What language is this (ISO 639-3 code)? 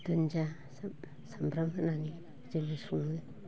brx